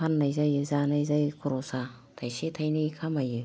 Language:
Bodo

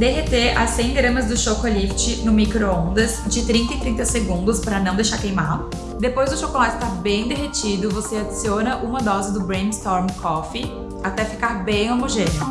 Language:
Portuguese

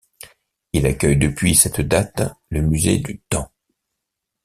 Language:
French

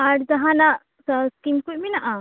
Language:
Santali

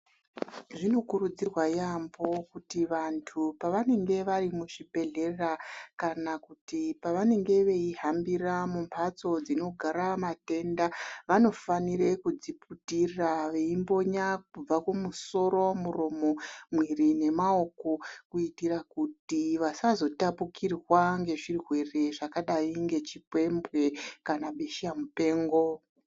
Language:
Ndau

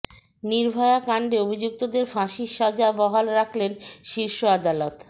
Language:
Bangla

